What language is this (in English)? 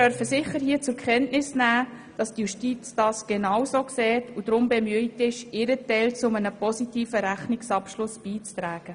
Swiss German